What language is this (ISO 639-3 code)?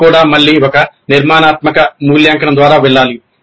tel